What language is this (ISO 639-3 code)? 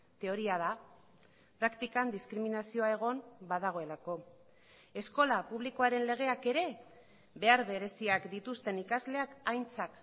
eus